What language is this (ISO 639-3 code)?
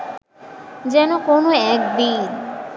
ben